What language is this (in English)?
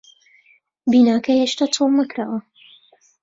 Central Kurdish